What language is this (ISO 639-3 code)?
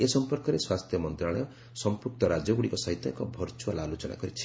ori